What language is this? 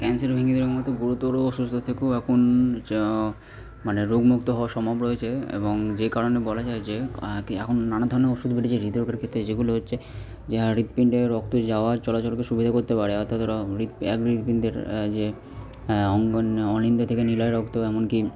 Bangla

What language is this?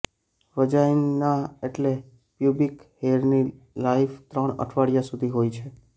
Gujarati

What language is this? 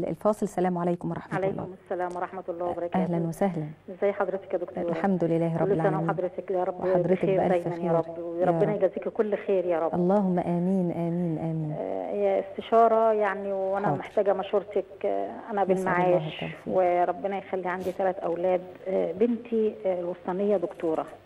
Arabic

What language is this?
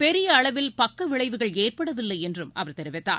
Tamil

